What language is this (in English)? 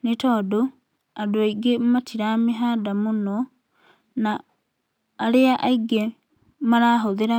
Kikuyu